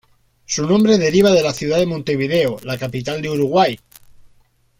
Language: Spanish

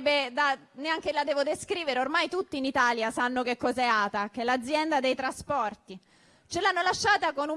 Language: Italian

